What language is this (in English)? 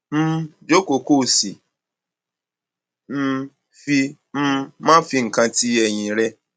Yoruba